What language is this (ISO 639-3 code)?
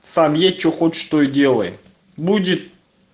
rus